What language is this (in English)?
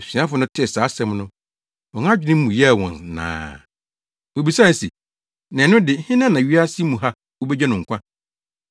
Akan